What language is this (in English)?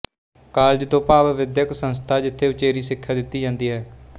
Punjabi